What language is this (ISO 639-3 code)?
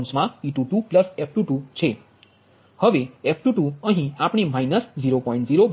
guj